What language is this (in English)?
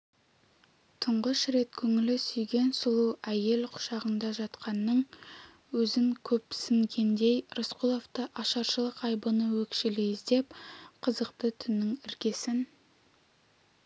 Kazakh